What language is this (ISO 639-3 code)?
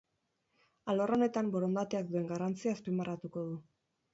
eus